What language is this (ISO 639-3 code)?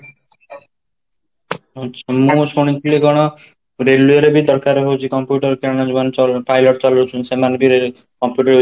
ori